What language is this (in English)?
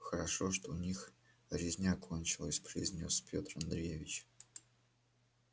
Russian